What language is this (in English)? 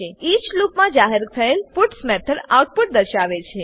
Gujarati